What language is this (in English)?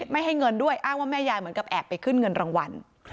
Thai